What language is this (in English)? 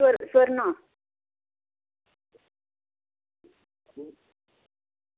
Dogri